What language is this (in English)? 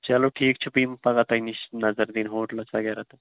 Kashmiri